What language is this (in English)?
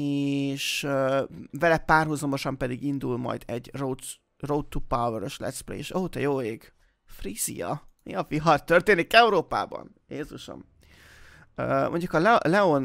Hungarian